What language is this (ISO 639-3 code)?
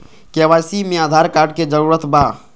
mag